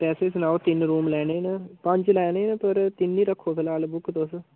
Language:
Dogri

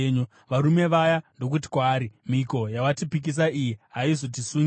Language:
Shona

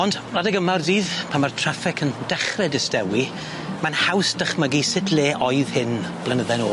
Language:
Welsh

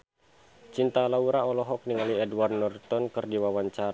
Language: Sundanese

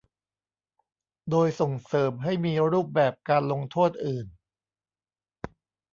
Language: Thai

